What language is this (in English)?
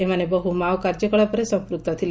Odia